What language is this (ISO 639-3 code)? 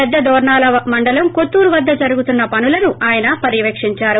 tel